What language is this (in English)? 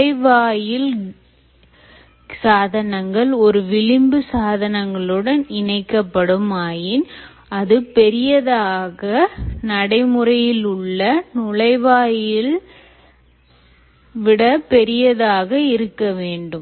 Tamil